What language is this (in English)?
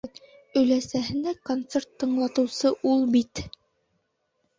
Bashkir